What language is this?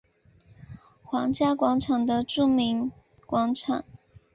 Chinese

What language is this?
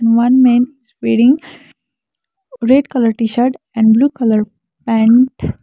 English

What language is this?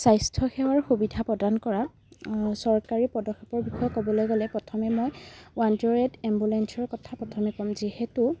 Assamese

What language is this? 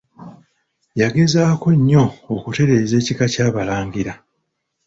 Ganda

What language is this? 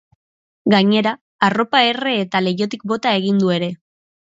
Basque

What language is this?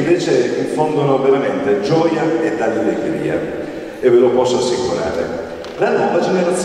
Italian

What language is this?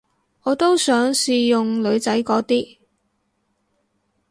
Cantonese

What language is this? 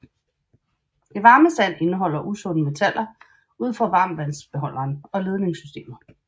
Danish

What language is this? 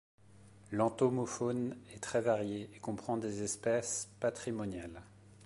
French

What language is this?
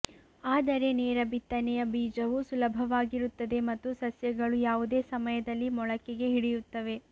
Kannada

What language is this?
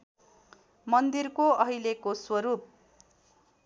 Nepali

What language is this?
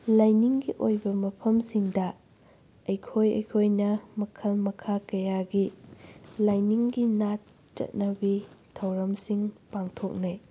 Manipuri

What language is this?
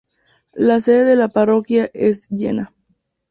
Spanish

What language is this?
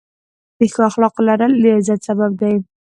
Pashto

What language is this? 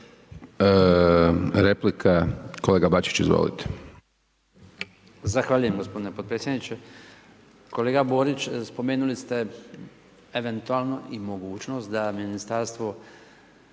Croatian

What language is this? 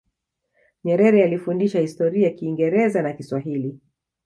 Swahili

